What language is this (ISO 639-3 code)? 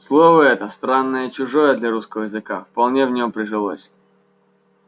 rus